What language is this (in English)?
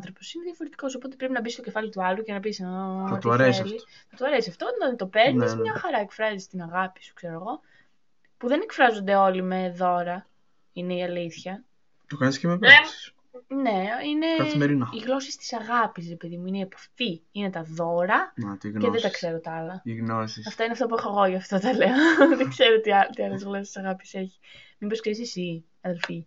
Greek